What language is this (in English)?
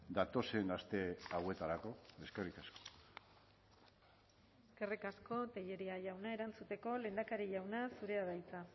Basque